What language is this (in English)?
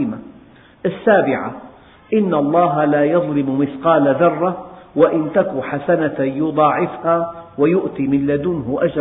Arabic